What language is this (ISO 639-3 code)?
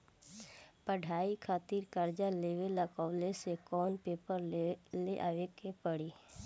bho